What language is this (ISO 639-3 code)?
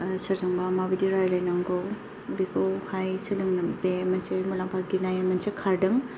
brx